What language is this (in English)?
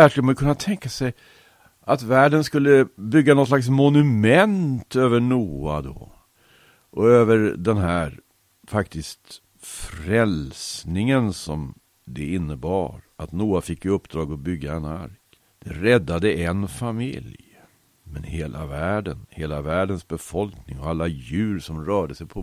Swedish